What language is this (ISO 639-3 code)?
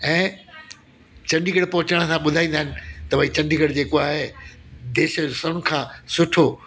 snd